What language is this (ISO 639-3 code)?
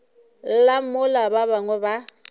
nso